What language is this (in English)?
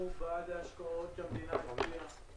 Hebrew